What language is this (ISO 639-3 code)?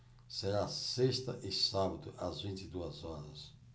por